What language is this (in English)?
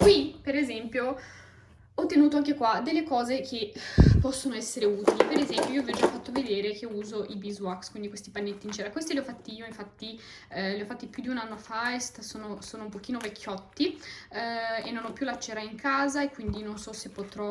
Italian